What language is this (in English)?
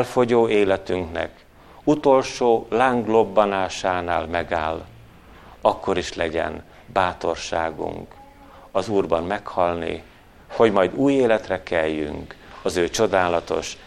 Hungarian